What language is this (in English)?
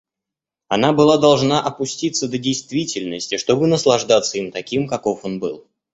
Russian